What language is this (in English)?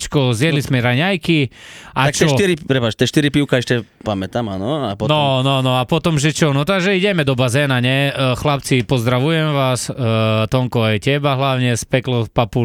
Slovak